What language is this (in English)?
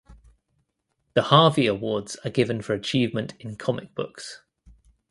English